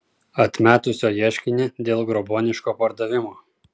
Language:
Lithuanian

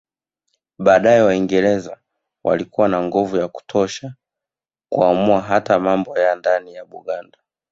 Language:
Swahili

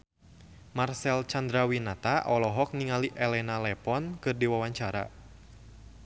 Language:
Sundanese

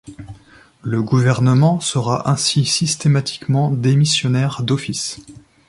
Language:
French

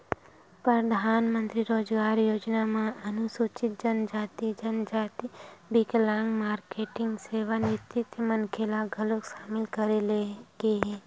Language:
Chhattisgarhi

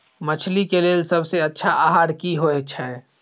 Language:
Maithili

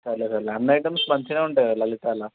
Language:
Telugu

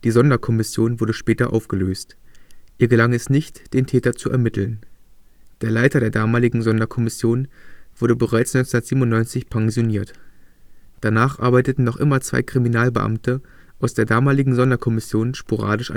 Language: German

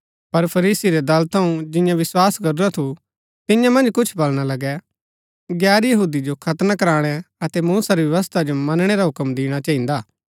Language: Gaddi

